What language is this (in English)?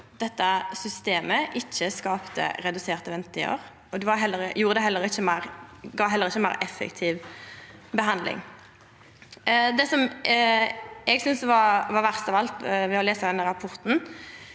Norwegian